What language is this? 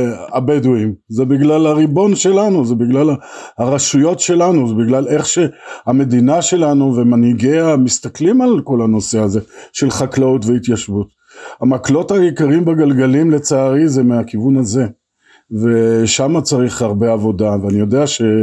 Hebrew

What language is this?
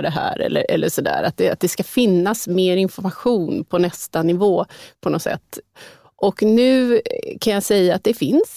Swedish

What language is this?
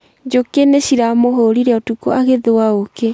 Kikuyu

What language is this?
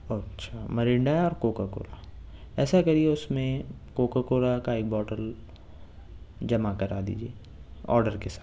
Urdu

